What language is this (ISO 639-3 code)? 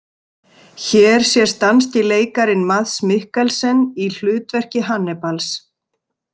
isl